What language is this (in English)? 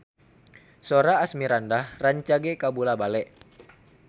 Sundanese